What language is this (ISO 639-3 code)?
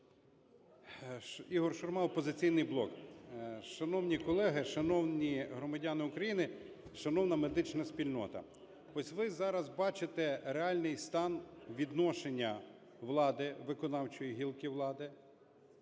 ukr